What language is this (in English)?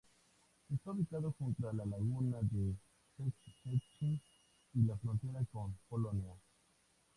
Spanish